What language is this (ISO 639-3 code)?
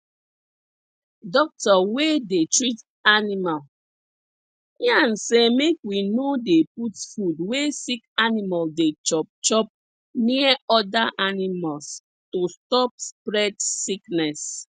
pcm